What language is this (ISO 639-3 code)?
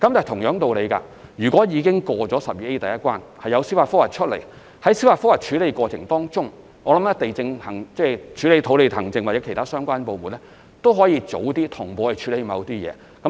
yue